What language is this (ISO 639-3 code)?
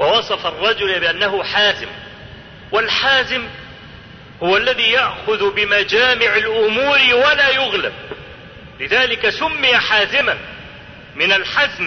ara